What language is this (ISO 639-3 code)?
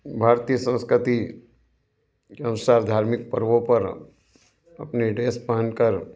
hin